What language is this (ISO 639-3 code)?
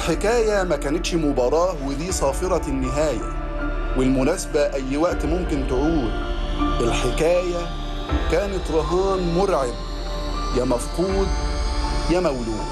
ara